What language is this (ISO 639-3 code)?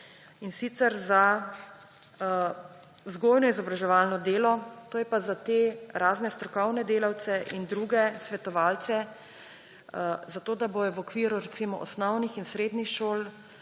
slv